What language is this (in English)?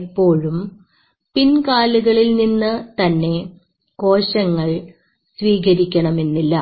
Malayalam